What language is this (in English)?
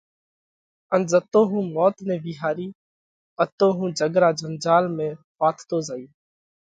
Parkari Koli